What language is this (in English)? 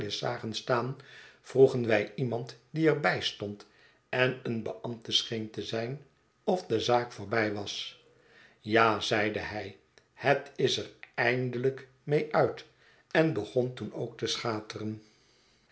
Dutch